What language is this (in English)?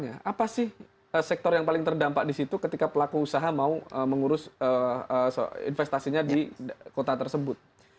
Indonesian